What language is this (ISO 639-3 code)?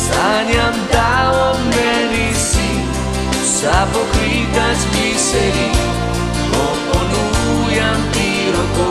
slv